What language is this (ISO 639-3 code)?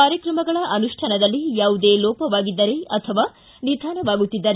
kan